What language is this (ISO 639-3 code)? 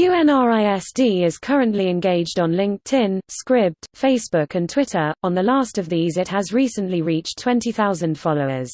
eng